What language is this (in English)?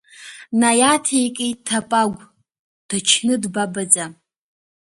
Abkhazian